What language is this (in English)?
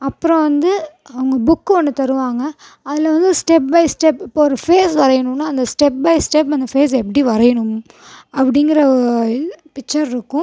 Tamil